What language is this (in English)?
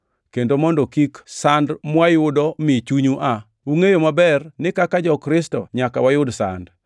Luo (Kenya and Tanzania)